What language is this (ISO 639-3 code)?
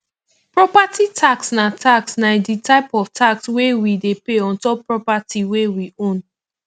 pcm